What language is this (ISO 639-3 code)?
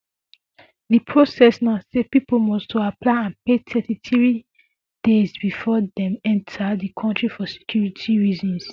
pcm